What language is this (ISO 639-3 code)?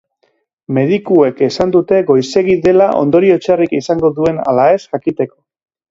eus